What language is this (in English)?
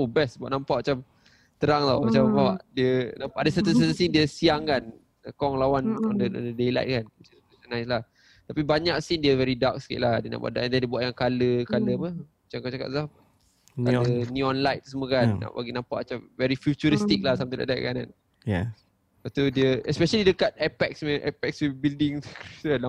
Malay